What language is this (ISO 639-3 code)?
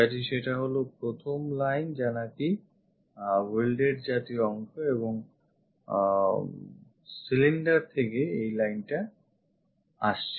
ben